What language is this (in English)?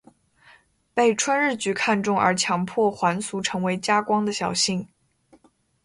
Chinese